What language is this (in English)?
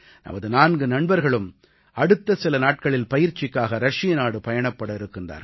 Tamil